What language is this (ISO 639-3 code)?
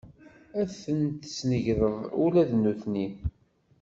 kab